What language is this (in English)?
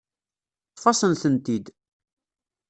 Kabyle